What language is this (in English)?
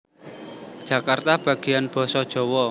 Javanese